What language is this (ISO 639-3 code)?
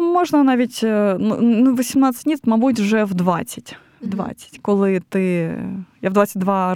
ukr